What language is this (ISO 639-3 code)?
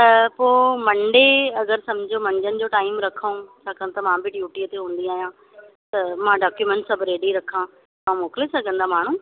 snd